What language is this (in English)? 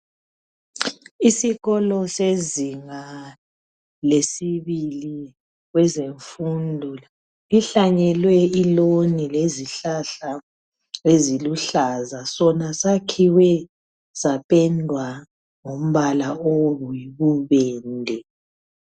North Ndebele